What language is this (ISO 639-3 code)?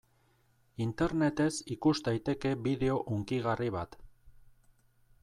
eus